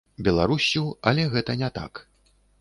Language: Belarusian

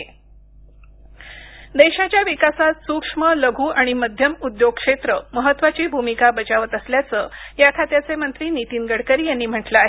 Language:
Marathi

